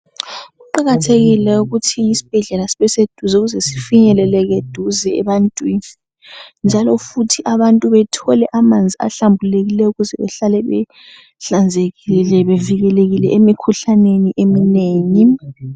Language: North Ndebele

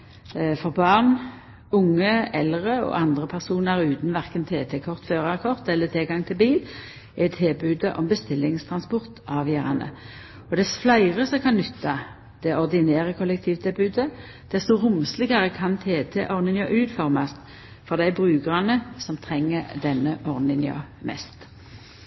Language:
Norwegian Nynorsk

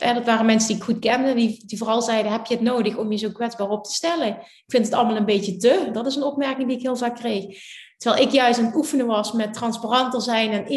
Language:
Dutch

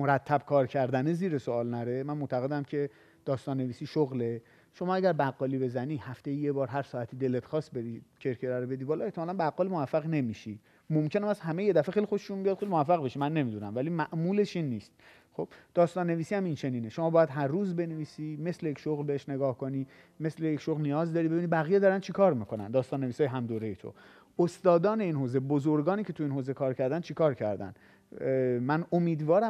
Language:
Persian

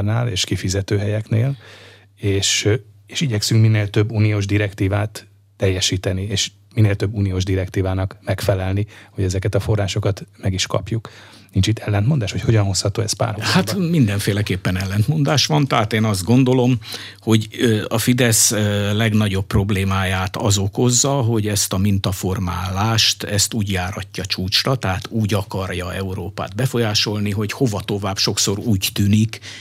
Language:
Hungarian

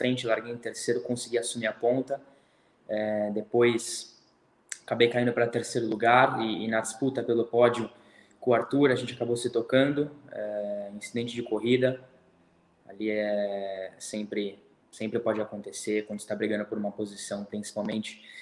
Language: Portuguese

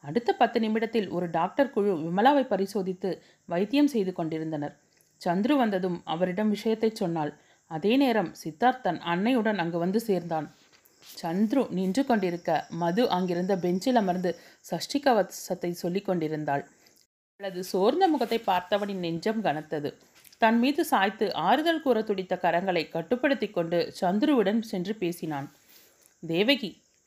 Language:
Tamil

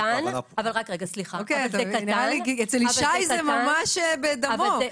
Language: Hebrew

